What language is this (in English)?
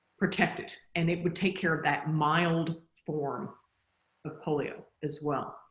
English